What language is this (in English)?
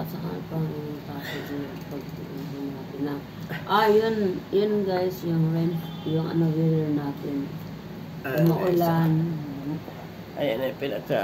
Filipino